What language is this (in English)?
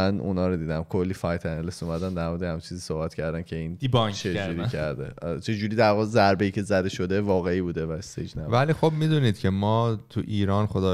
Persian